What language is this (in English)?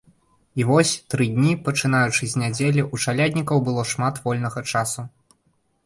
Belarusian